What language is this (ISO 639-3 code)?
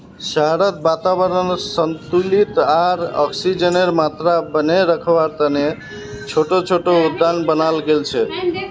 mag